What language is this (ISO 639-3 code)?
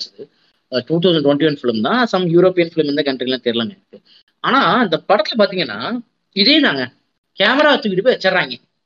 tam